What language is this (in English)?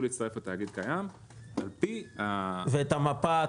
Hebrew